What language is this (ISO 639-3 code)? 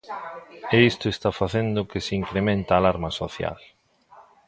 glg